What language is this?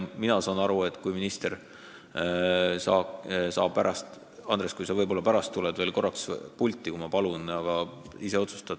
Estonian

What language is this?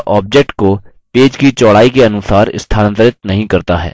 Hindi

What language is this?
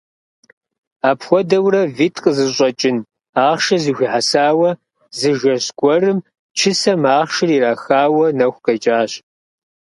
Kabardian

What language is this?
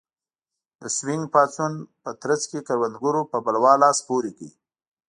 Pashto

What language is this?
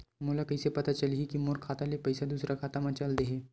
Chhattisgarhi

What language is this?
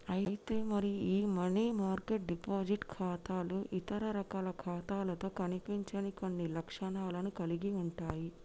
Telugu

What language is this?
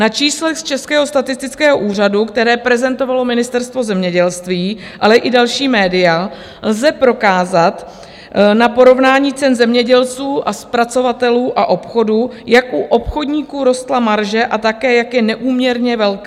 Czech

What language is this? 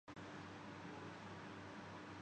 Urdu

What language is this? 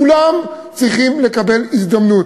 Hebrew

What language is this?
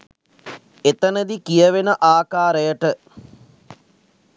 Sinhala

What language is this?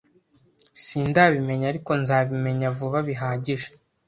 Kinyarwanda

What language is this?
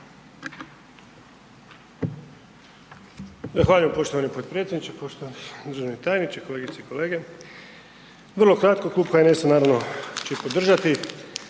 Croatian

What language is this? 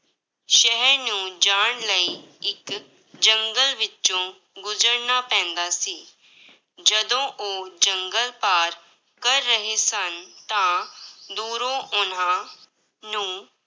Punjabi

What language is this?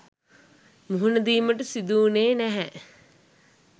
Sinhala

